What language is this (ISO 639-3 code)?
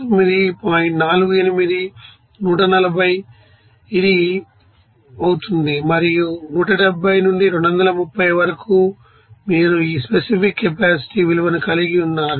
tel